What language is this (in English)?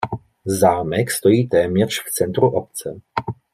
Czech